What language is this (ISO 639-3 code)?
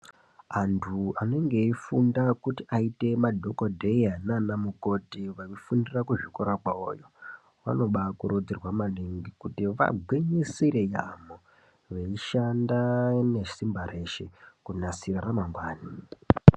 ndc